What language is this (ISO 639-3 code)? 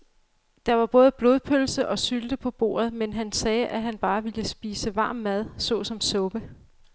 dan